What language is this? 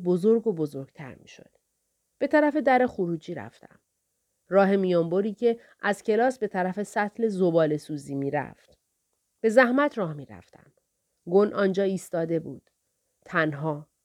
Persian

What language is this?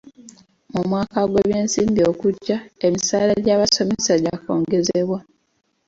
Ganda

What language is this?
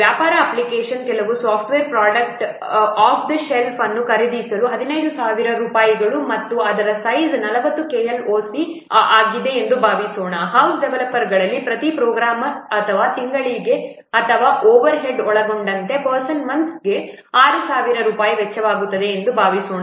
Kannada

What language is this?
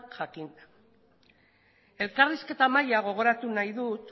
Basque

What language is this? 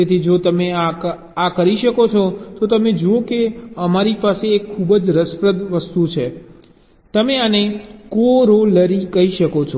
Gujarati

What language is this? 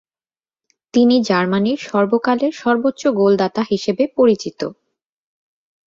Bangla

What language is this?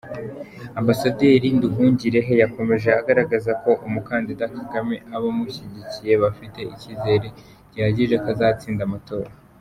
Kinyarwanda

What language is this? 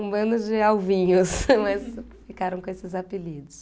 Portuguese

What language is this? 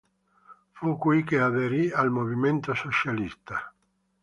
Italian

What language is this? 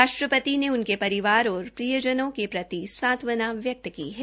Hindi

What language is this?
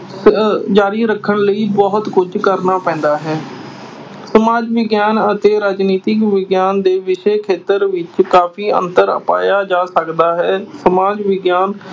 Punjabi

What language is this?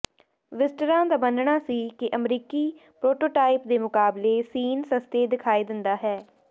Punjabi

